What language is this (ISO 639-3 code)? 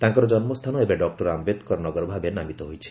ori